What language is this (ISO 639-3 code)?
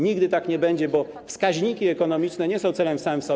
pol